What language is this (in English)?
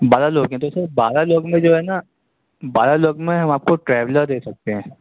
Urdu